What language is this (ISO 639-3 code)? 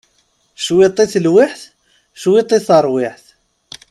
kab